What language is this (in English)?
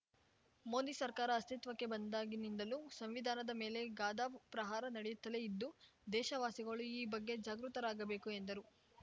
Kannada